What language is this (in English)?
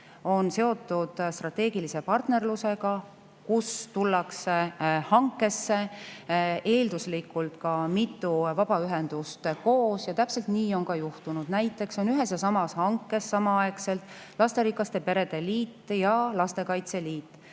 Estonian